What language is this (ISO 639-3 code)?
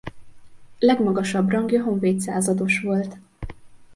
hun